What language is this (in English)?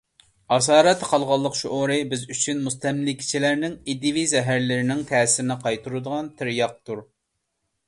Uyghur